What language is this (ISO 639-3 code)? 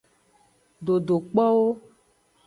ajg